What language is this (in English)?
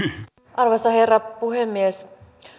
Finnish